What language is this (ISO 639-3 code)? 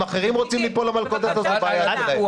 heb